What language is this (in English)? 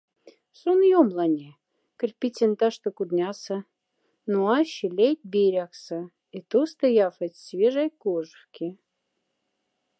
Moksha